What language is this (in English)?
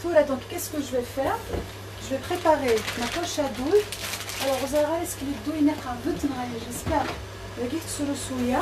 French